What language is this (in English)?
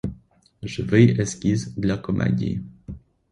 Ukrainian